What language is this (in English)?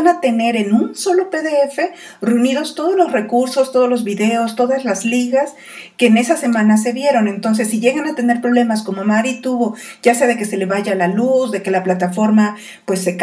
Spanish